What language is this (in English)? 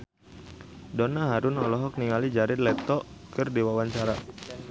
Sundanese